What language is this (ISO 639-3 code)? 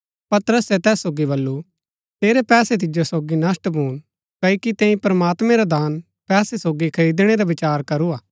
gbk